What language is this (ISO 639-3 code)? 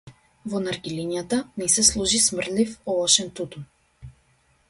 mkd